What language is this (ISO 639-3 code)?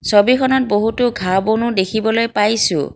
asm